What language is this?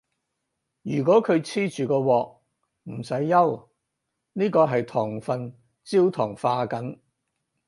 Cantonese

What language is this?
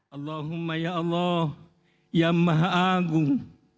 Indonesian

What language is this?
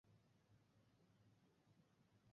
Bangla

